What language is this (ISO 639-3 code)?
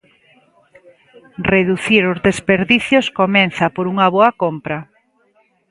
glg